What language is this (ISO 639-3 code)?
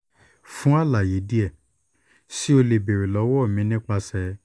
yor